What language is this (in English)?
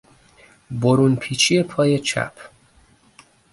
Persian